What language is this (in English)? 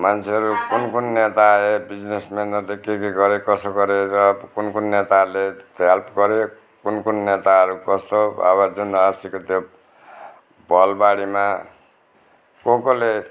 Nepali